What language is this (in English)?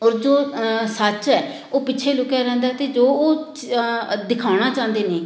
Punjabi